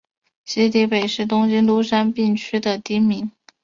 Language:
Chinese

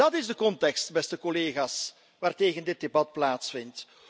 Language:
Dutch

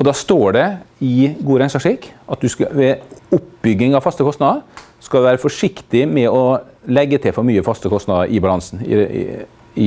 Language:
Norwegian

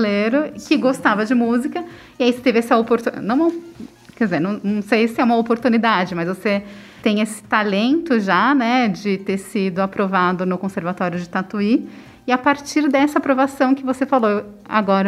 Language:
Portuguese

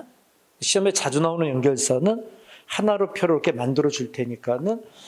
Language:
Korean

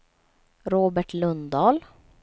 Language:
Swedish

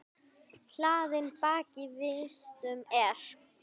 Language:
Icelandic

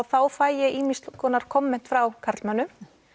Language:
Icelandic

